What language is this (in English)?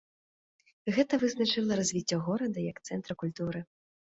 Belarusian